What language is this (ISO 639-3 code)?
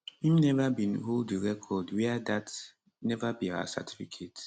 pcm